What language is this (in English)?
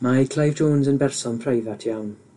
Welsh